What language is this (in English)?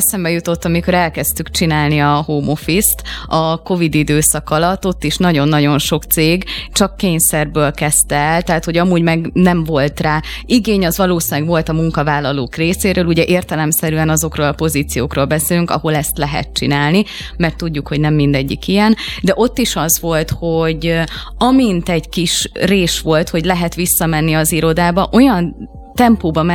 Hungarian